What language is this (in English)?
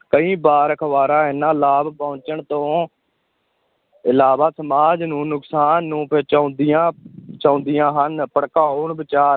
Punjabi